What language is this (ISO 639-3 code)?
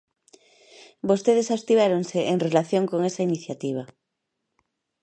glg